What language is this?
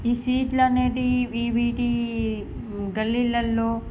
Telugu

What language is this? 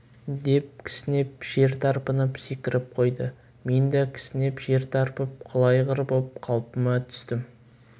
Kazakh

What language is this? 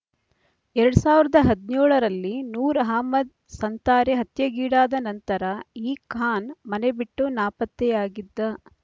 Kannada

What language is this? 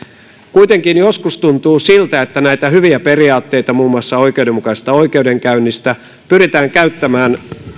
Finnish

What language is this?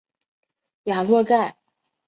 Chinese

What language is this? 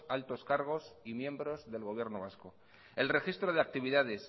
Spanish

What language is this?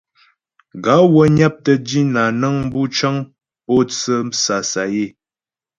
Ghomala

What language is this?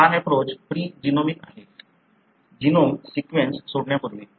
Marathi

